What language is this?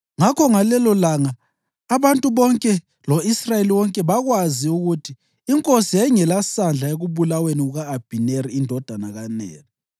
North Ndebele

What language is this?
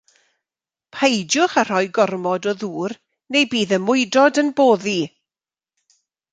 Welsh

